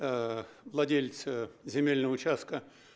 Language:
Russian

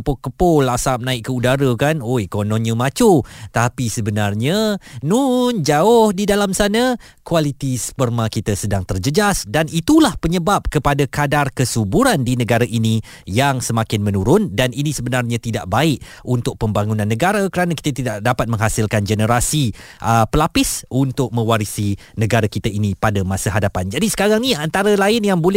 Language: Malay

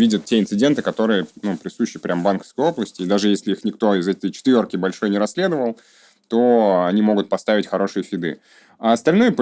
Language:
Russian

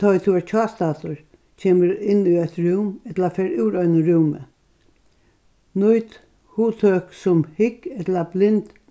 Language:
Faroese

